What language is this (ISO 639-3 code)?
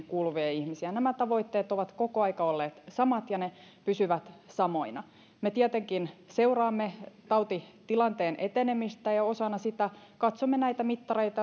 fin